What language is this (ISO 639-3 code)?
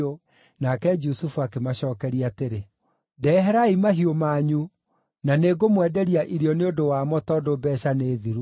kik